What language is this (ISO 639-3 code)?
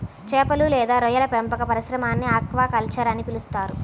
tel